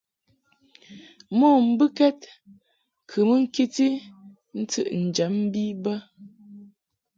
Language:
Mungaka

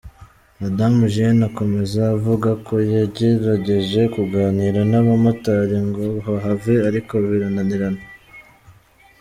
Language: Kinyarwanda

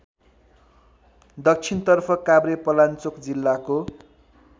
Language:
Nepali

